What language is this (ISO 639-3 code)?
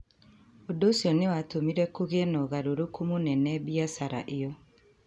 kik